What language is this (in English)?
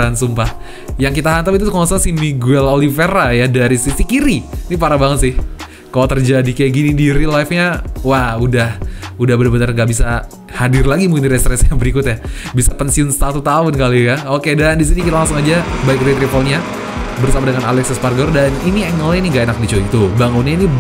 Indonesian